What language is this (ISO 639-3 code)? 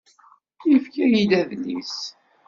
kab